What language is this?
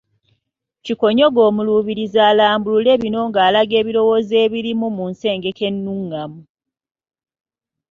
Ganda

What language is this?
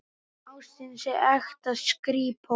Icelandic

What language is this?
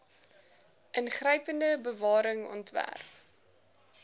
Afrikaans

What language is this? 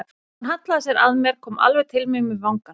Icelandic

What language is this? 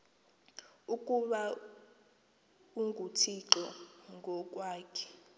Xhosa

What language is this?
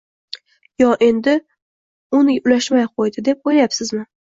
Uzbek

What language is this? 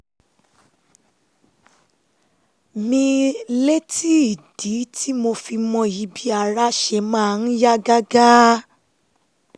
Yoruba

